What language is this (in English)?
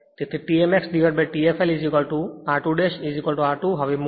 Gujarati